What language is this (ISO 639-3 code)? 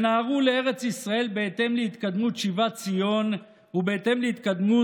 heb